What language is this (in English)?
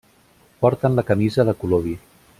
Catalan